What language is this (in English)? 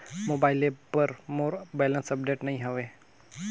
Chhattisgarhi